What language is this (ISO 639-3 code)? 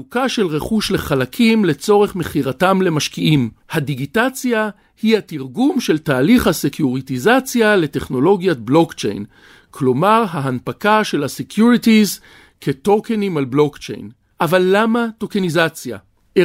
heb